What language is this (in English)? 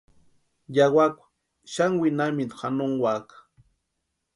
Western Highland Purepecha